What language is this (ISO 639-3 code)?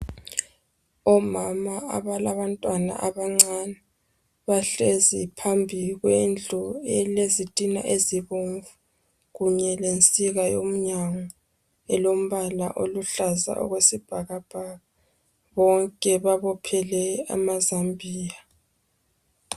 nde